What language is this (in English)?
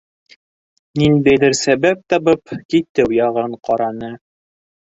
Bashkir